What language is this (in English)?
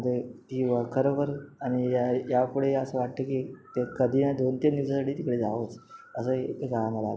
Marathi